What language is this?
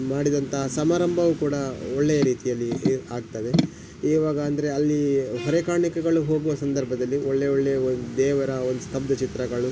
Kannada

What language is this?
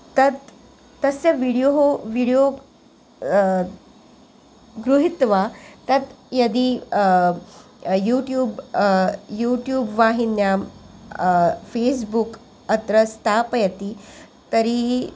Sanskrit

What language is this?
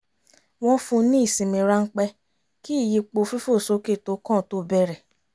Yoruba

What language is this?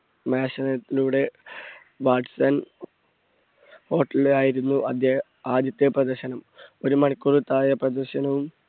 Malayalam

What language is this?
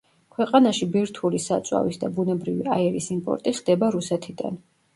Georgian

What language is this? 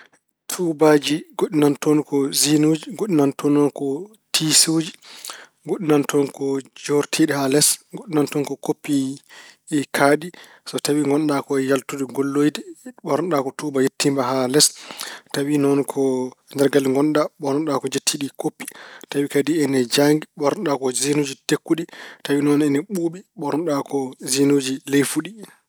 Fula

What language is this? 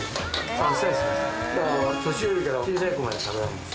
Japanese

